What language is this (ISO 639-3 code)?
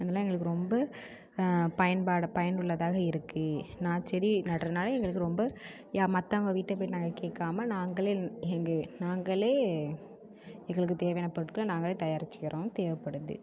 tam